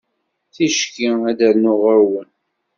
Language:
Kabyle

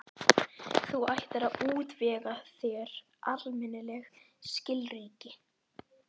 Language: Icelandic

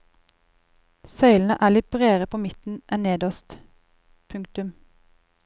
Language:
Norwegian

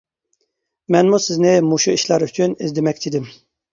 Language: Uyghur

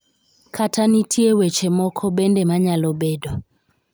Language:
Luo (Kenya and Tanzania)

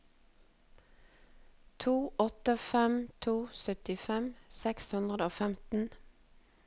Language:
Norwegian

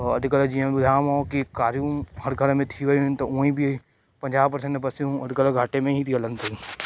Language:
Sindhi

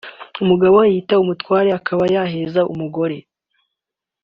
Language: Kinyarwanda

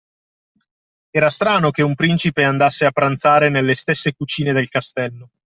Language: Italian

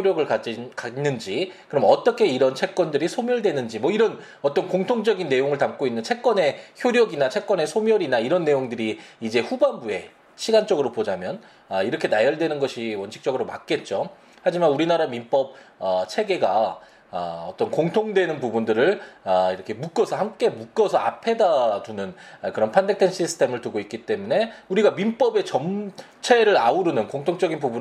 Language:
Korean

